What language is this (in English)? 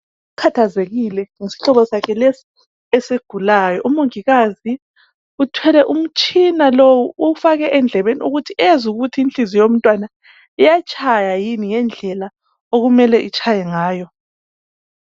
North Ndebele